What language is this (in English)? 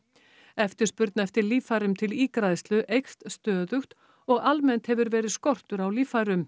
Icelandic